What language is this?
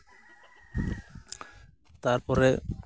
Santali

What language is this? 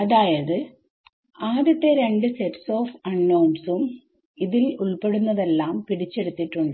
Malayalam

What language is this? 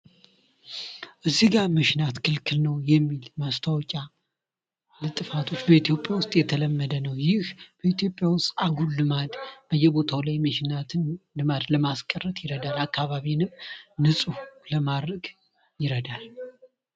Amharic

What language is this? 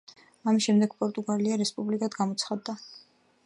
Georgian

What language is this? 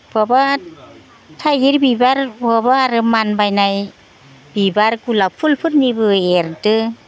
Bodo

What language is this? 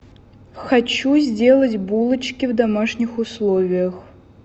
Russian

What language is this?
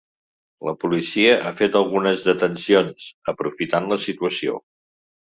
Catalan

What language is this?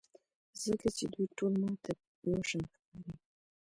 Pashto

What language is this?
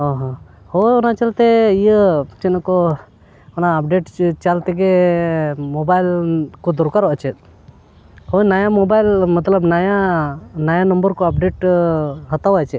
Santali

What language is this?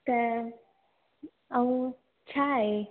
Sindhi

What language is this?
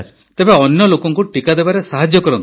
Odia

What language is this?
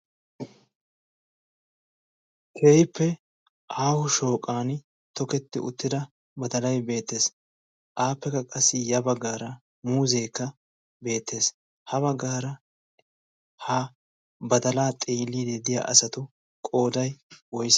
Wolaytta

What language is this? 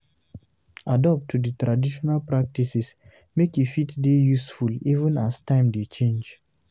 Nigerian Pidgin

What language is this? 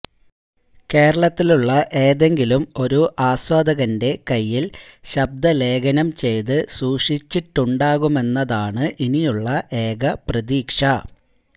Malayalam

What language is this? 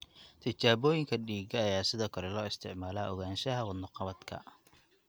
Somali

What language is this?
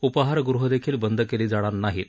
Marathi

